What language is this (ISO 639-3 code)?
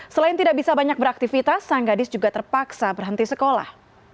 ind